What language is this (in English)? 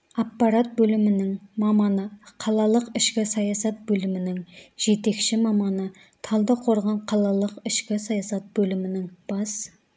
Kazakh